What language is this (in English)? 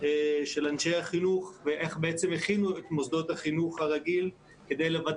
Hebrew